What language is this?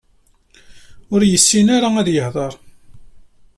Kabyle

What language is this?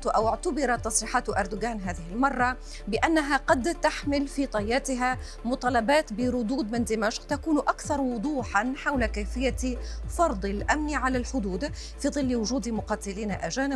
Arabic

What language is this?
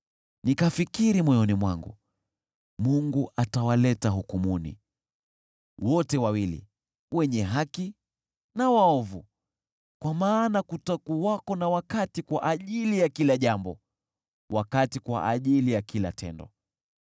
Swahili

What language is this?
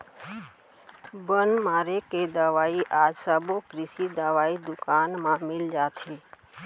Chhattisgarhi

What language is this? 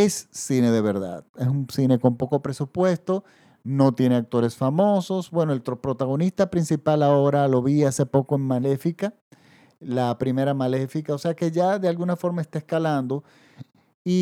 Spanish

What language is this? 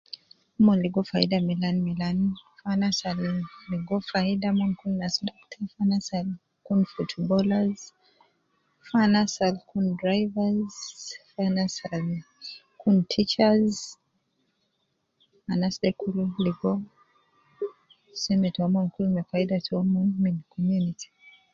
Nubi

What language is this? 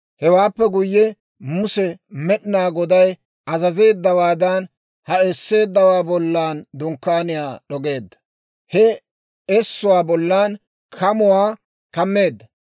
Dawro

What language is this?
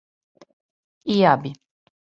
Serbian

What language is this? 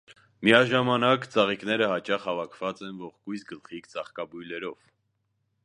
Armenian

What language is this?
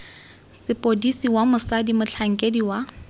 Tswana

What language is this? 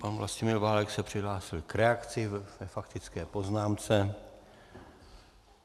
Czech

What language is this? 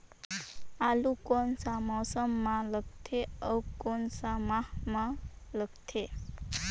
Chhattisgarhi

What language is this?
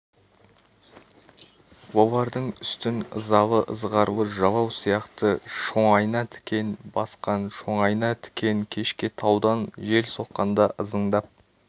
Kazakh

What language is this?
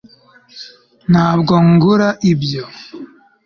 Kinyarwanda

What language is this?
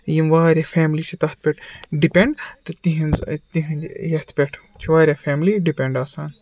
Kashmiri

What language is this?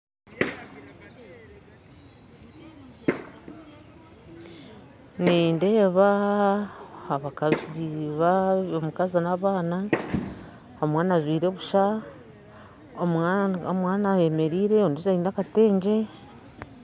Nyankole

